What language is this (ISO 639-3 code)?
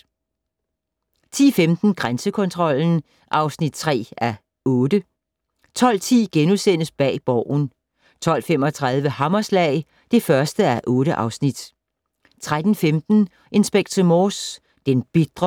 dan